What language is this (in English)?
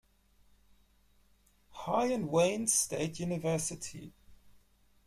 German